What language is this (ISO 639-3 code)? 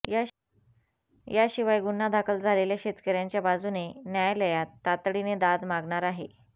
mar